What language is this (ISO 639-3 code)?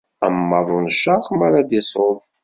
kab